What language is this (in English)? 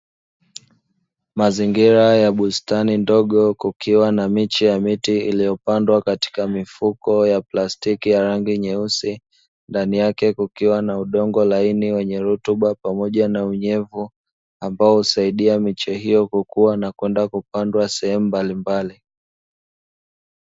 Swahili